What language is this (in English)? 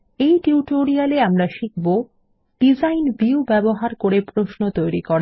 Bangla